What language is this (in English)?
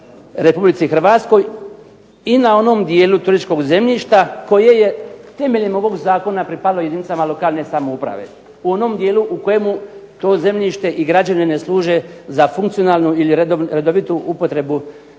Croatian